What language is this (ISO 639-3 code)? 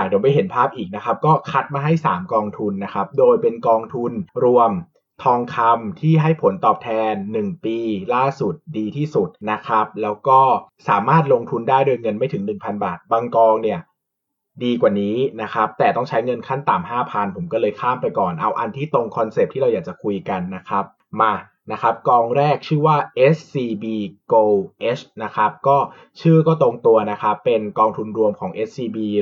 tha